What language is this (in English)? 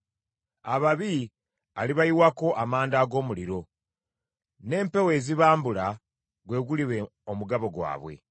Ganda